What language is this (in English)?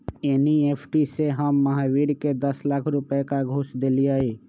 Magahi